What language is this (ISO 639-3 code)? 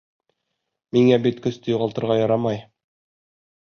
bak